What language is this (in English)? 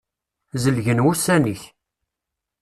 Kabyle